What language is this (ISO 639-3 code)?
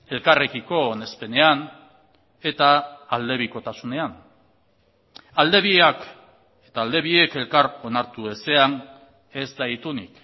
eus